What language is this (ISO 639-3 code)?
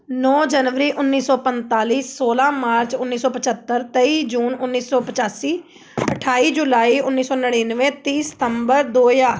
pan